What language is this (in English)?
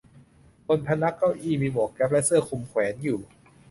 Thai